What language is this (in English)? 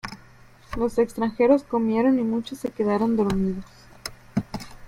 Spanish